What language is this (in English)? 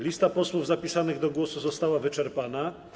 Polish